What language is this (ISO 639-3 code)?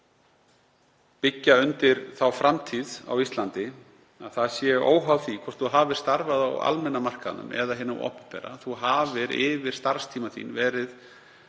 isl